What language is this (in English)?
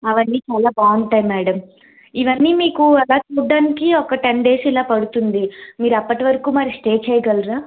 Telugu